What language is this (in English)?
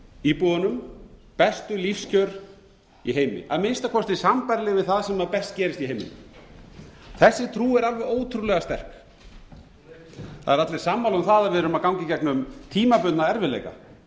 Icelandic